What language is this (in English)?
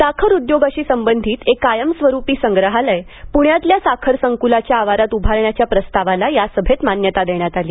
Marathi